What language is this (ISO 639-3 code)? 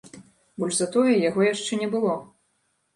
bel